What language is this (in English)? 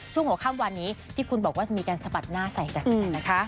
Thai